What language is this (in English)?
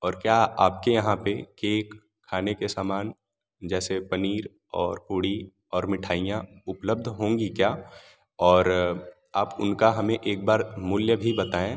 Hindi